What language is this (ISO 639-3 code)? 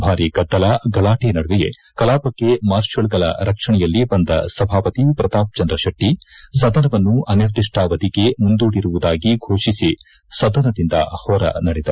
kan